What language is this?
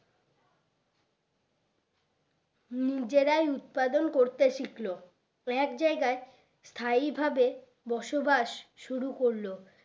Bangla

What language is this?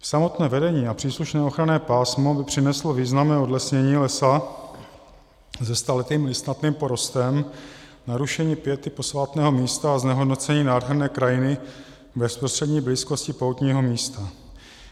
Czech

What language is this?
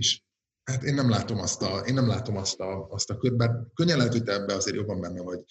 Hungarian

